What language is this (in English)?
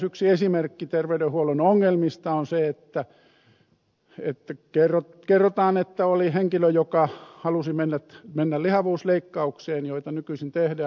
Finnish